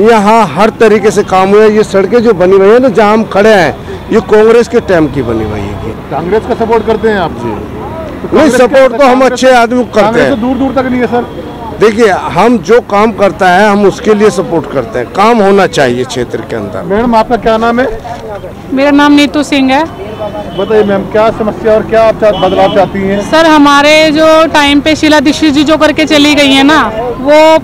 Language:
Hindi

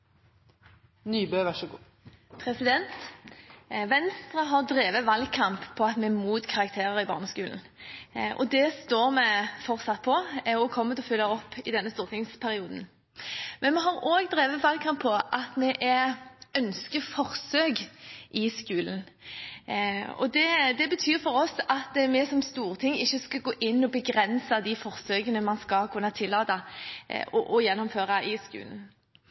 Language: Norwegian Bokmål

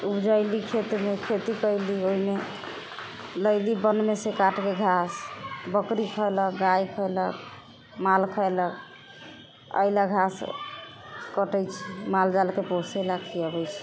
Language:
Maithili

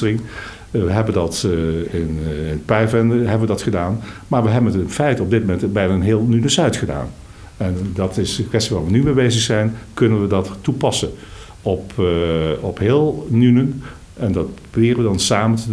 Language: Dutch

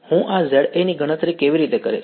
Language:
Gujarati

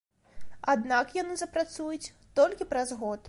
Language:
Belarusian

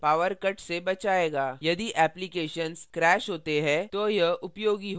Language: Hindi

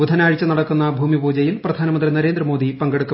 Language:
Malayalam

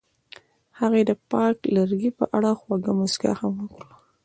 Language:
Pashto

